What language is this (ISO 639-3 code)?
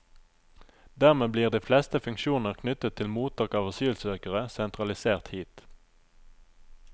nor